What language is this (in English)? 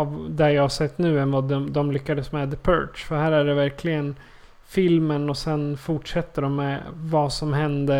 Swedish